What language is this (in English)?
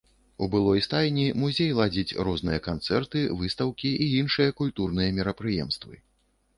Belarusian